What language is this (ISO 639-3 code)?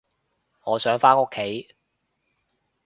yue